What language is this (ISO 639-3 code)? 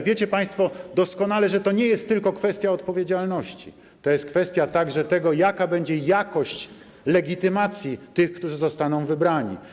pol